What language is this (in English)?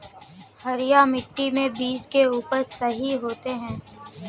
Magahi